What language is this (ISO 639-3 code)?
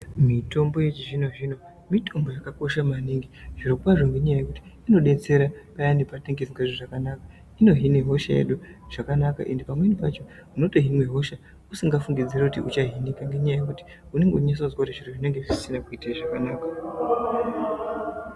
ndc